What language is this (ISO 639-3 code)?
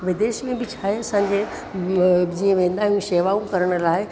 snd